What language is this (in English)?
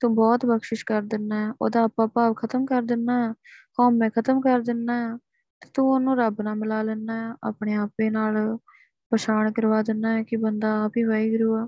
Punjabi